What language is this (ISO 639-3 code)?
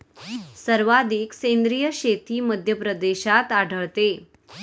mar